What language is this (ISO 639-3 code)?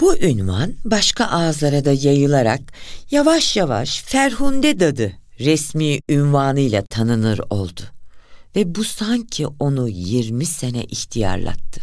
tur